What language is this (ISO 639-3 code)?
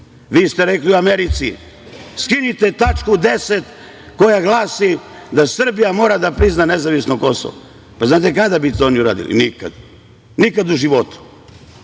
srp